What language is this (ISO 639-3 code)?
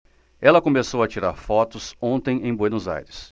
por